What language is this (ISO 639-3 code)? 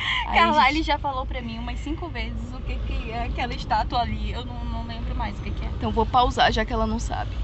por